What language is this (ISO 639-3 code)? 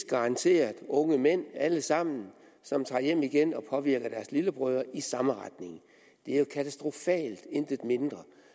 dan